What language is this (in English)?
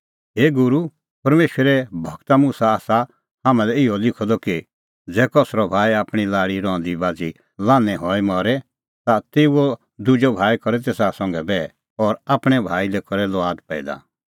Kullu Pahari